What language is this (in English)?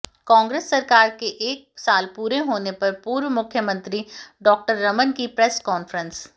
Hindi